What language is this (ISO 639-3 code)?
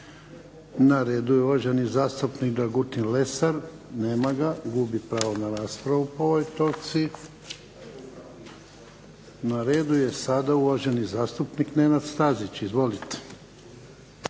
hrv